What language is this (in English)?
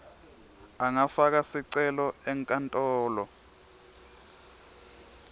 Swati